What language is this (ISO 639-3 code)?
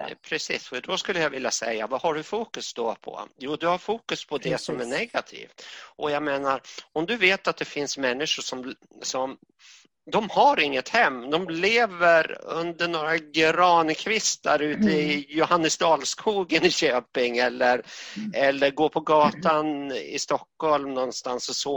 swe